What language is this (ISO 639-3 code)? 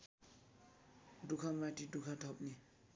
nep